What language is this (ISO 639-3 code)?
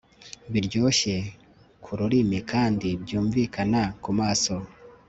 kin